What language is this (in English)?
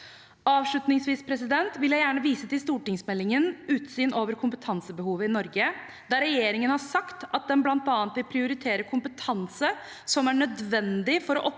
Norwegian